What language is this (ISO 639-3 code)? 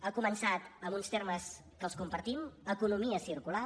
cat